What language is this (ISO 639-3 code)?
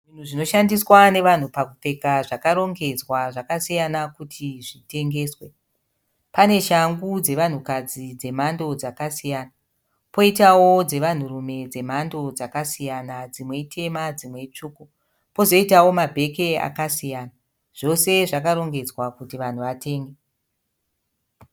sna